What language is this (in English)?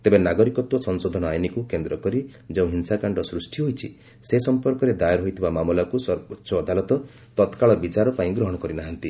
Odia